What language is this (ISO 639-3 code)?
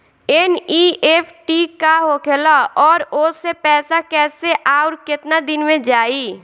bho